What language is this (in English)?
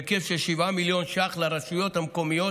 Hebrew